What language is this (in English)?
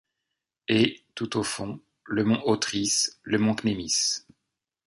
French